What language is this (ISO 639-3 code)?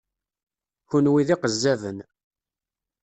kab